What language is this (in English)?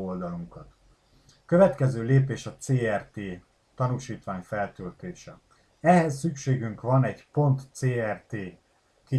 Hungarian